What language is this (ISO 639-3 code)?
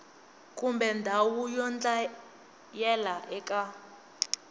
tso